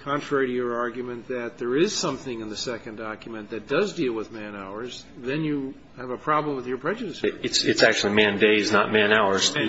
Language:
English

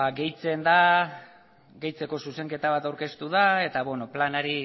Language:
Basque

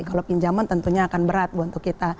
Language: Indonesian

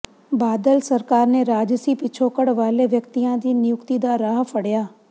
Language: Punjabi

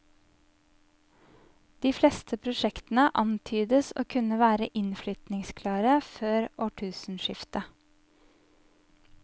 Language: Norwegian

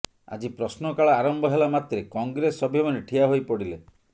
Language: Odia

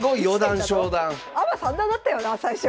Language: Japanese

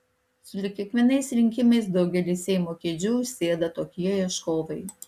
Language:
Lithuanian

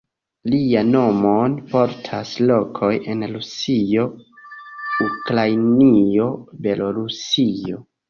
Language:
Esperanto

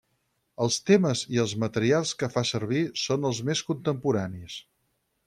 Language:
Catalan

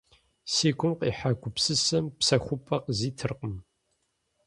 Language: Kabardian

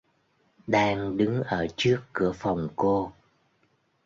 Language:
Vietnamese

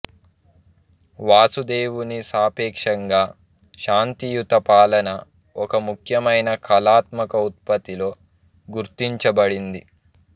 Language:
Telugu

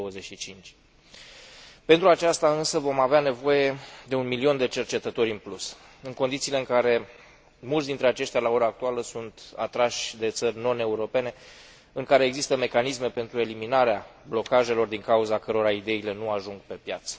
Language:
Romanian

